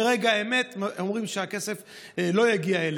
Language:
Hebrew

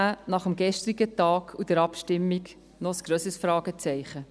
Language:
Swiss German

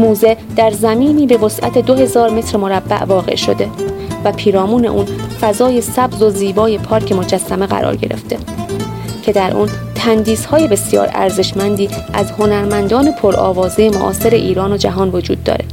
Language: Persian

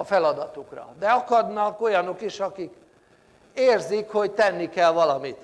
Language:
Hungarian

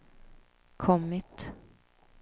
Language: Swedish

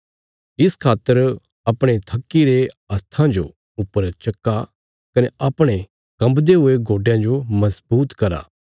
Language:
Bilaspuri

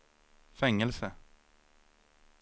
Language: Swedish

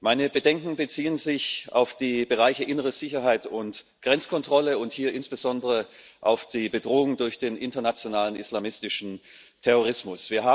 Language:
German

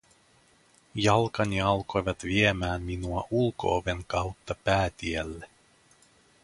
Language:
Finnish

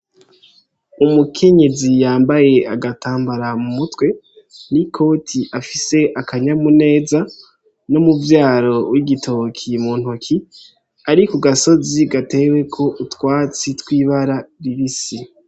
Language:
Rundi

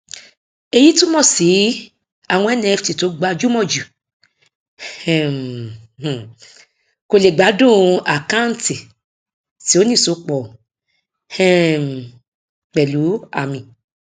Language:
Yoruba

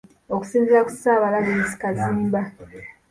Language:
Ganda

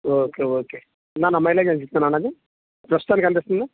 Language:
Telugu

